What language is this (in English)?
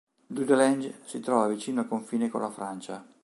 Italian